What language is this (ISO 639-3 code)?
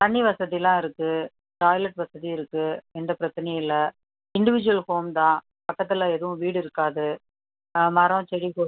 tam